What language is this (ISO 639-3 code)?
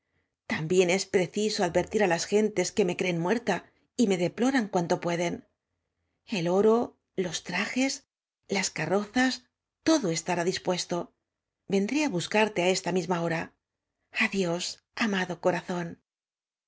spa